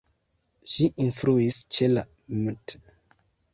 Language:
Esperanto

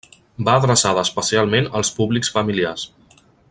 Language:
Catalan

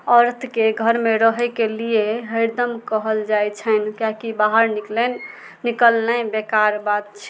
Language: Maithili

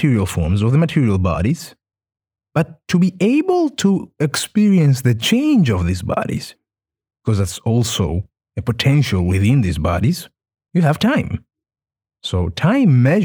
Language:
English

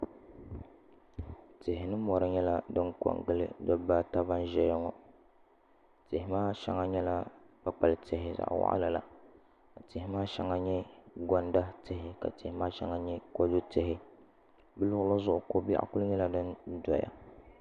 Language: Dagbani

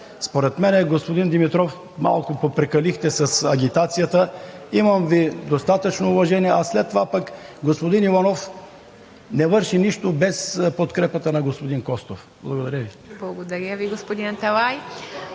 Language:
Bulgarian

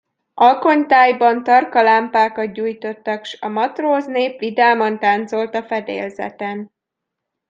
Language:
Hungarian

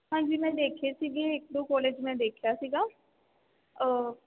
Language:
Punjabi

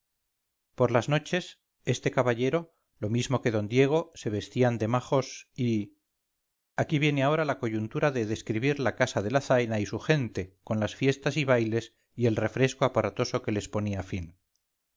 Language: Spanish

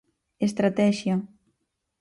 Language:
Galician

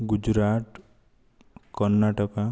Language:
Odia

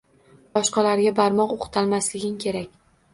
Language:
Uzbek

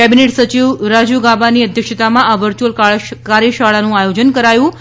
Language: Gujarati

